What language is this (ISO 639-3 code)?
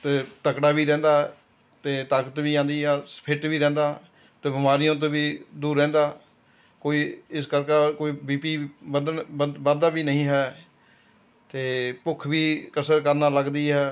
pan